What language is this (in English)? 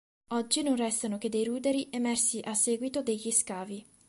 Italian